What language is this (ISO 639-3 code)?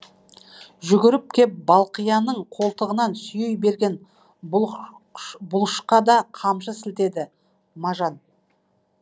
kaz